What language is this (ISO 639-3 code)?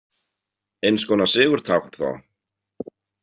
isl